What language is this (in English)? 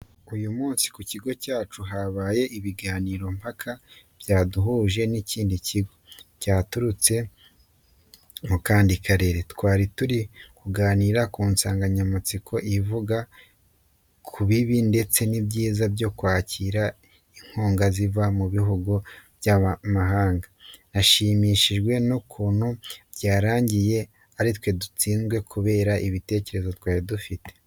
Kinyarwanda